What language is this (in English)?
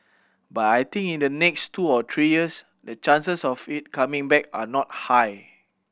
English